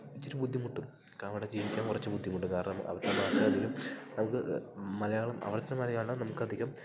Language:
Malayalam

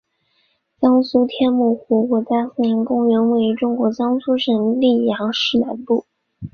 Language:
Chinese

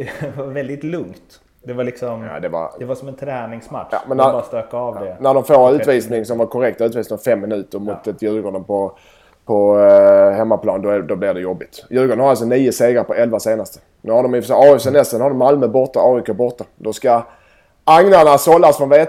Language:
Swedish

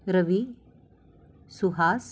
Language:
Marathi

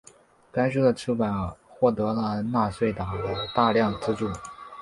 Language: Chinese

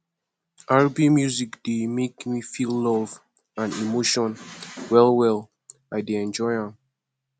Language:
Nigerian Pidgin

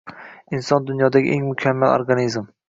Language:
Uzbek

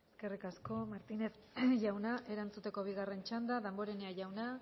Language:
Basque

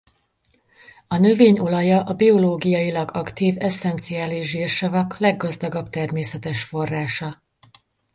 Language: Hungarian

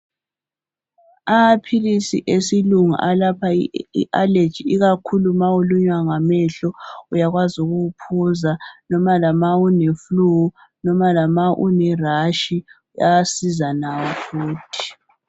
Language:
North Ndebele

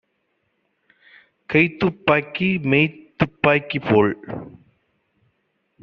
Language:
Tamil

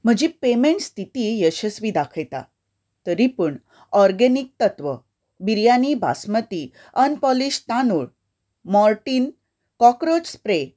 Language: Konkani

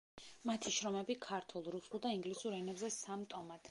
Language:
Georgian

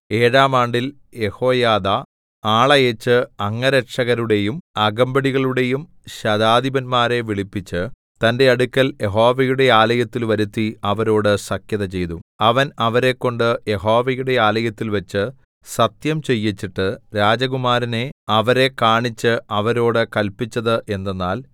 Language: Malayalam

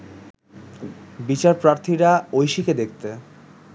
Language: Bangla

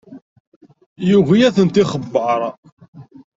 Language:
Kabyle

